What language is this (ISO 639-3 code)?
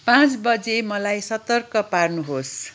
nep